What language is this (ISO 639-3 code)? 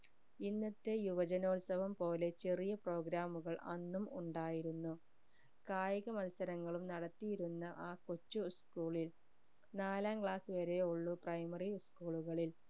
mal